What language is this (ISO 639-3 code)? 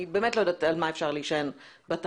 heb